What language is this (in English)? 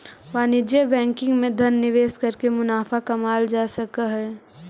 Magahi